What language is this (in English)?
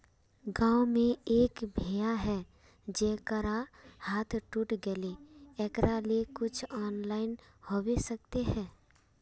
Magahi